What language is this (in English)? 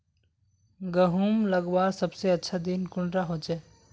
Magahi